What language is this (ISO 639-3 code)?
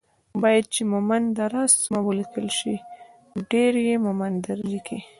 pus